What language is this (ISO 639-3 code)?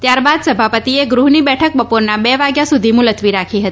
guj